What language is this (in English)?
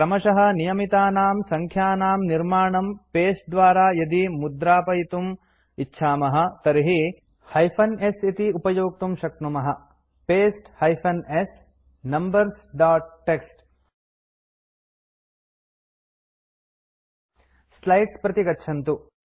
Sanskrit